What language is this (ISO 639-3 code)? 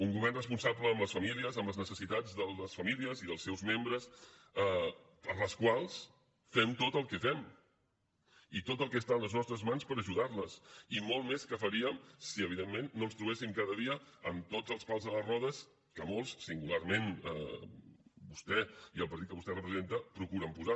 cat